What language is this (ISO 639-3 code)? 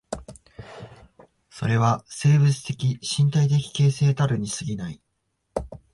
jpn